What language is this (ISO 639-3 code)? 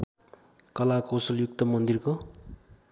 nep